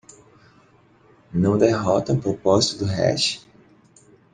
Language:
Portuguese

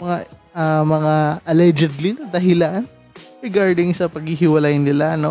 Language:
Filipino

